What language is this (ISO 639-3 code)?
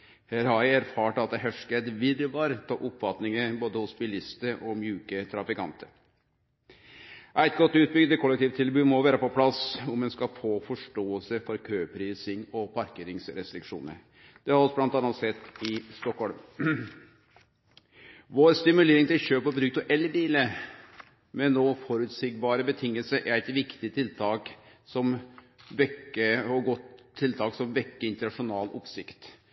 nno